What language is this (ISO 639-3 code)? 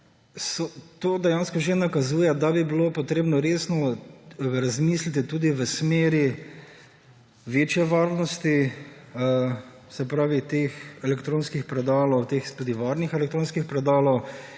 slv